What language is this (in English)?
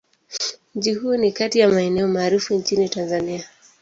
Swahili